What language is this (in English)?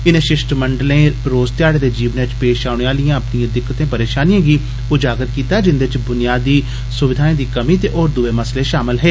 Dogri